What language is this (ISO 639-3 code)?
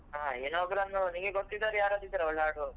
kan